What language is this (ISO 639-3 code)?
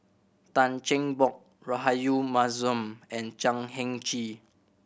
eng